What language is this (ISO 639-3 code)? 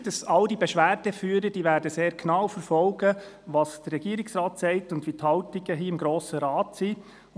gsw